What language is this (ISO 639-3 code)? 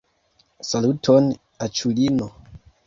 epo